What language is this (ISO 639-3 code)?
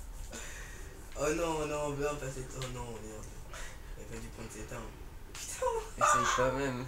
fra